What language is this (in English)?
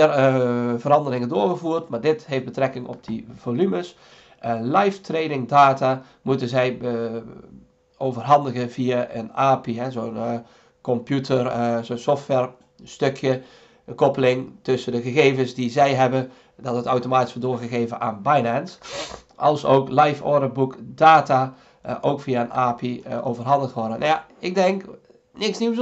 Dutch